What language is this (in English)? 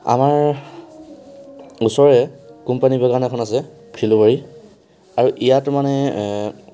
Assamese